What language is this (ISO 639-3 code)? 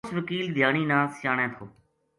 gju